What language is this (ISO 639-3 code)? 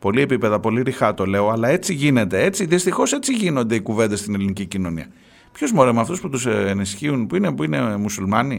ell